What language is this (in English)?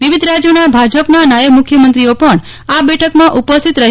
Gujarati